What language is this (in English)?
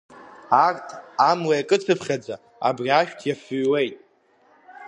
Abkhazian